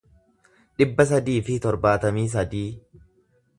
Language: Oromo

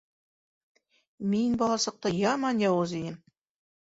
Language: Bashkir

